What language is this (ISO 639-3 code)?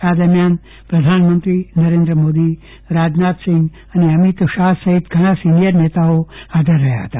guj